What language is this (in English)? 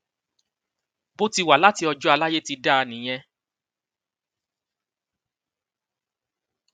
Yoruba